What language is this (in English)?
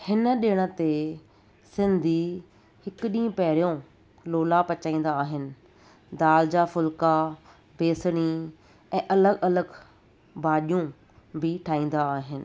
Sindhi